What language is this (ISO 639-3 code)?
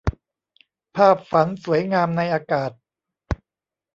tha